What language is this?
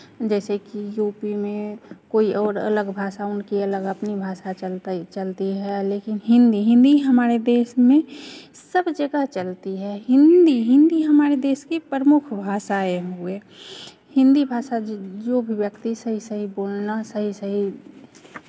Hindi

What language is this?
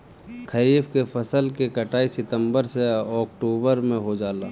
Bhojpuri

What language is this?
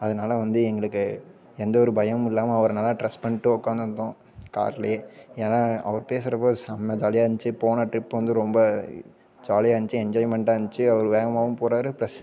Tamil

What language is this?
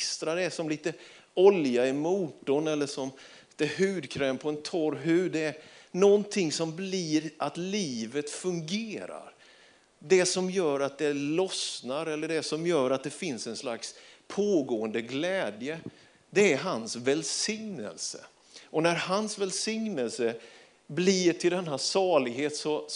Swedish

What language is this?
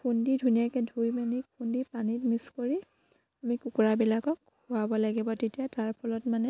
Assamese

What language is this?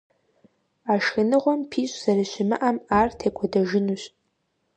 Kabardian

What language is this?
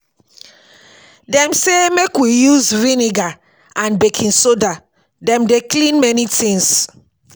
Nigerian Pidgin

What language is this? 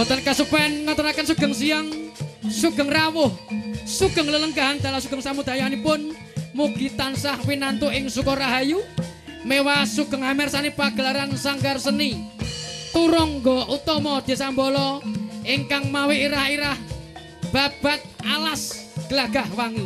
Indonesian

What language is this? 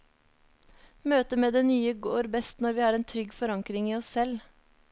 Norwegian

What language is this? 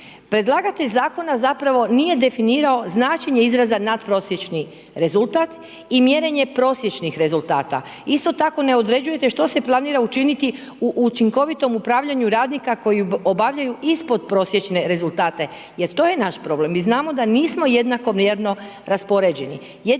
Croatian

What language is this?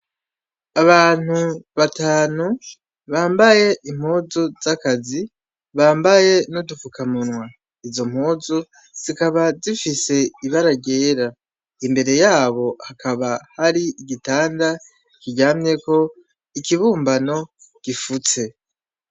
Rundi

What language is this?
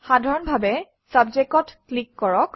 Assamese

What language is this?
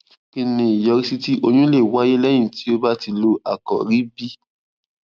Yoruba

